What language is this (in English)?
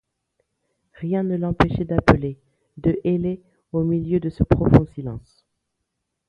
French